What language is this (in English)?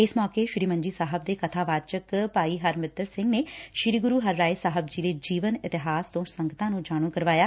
Punjabi